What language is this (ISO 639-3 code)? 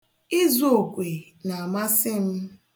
ibo